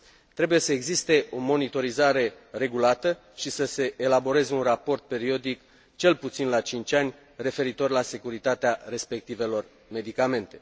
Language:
Romanian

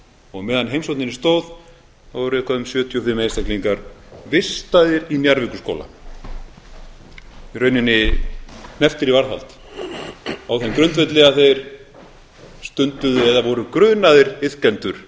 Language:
Icelandic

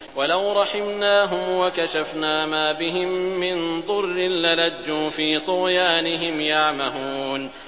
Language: Arabic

